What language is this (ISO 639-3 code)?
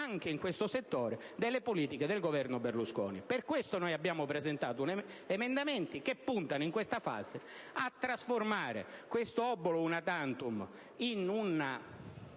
ita